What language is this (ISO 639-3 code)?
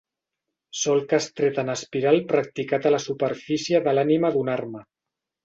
cat